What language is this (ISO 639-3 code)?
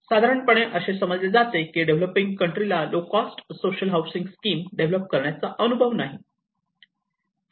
mar